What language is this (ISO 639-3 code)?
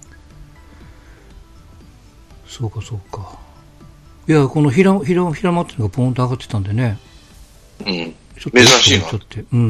jpn